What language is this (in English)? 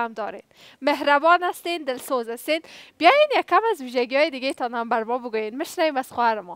Persian